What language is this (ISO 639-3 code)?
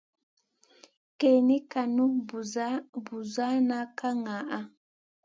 mcn